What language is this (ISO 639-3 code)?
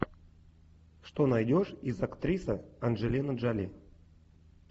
rus